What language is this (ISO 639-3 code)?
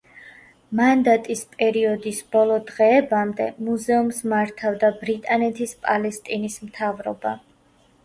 kat